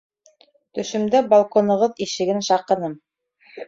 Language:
Bashkir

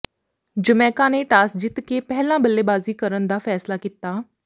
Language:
Punjabi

